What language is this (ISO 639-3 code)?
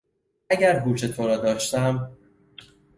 fas